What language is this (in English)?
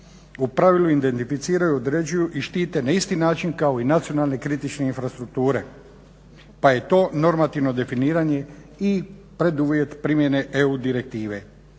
Croatian